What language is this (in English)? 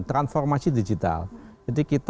Indonesian